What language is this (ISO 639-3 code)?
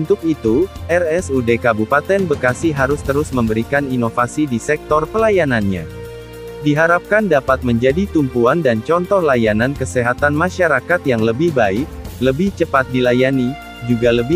ind